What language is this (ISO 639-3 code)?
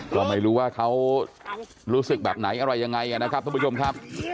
tha